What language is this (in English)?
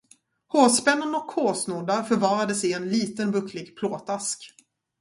Swedish